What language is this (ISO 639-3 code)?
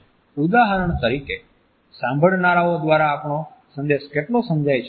guj